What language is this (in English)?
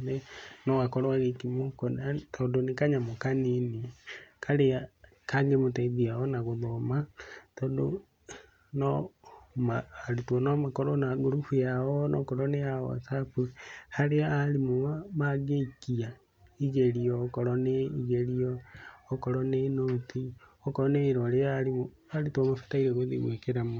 Kikuyu